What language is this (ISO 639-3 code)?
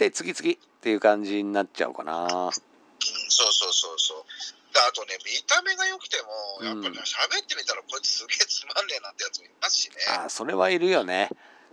jpn